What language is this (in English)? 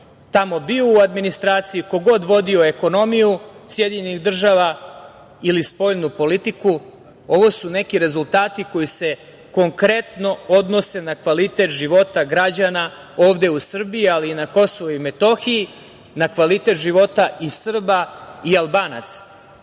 Serbian